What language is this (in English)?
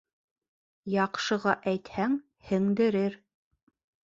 Bashkir